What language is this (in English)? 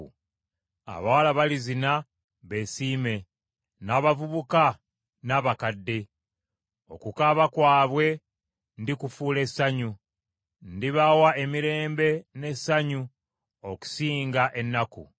Ganda